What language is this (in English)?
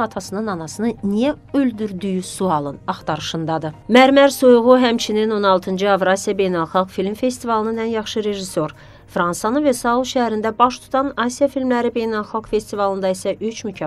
Turkish